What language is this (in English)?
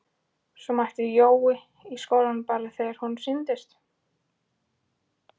Icelandic